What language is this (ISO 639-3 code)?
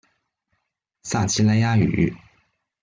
zho